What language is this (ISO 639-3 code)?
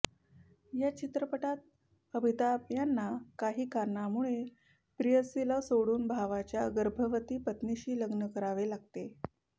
mar